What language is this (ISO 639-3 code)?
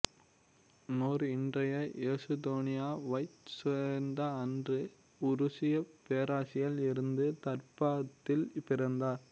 tam